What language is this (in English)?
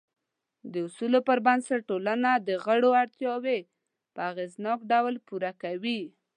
Pashto